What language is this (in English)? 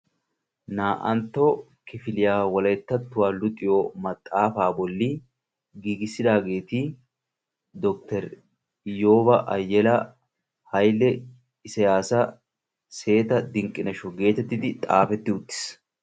Wolaytta